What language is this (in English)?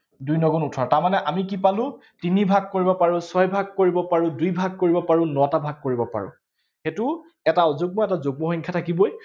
Assamese